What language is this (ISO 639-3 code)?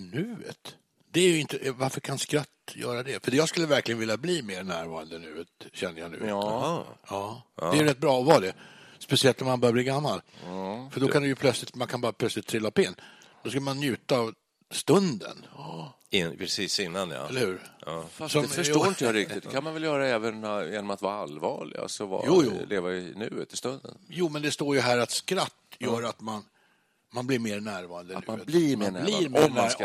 swe